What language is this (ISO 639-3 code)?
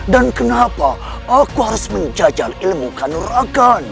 ind